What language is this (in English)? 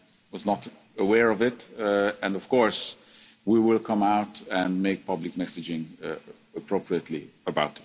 English